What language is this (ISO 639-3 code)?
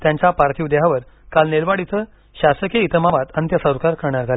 mar